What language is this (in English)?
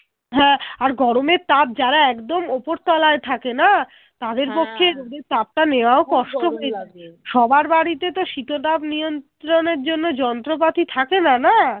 Bangla